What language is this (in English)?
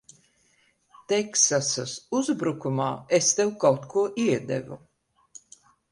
Latvian